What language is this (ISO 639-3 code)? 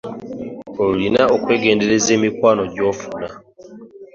lug